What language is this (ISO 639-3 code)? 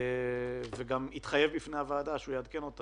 heb